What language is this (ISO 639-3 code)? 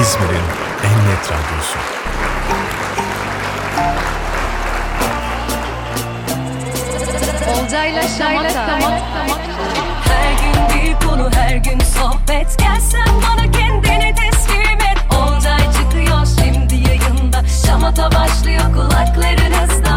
tur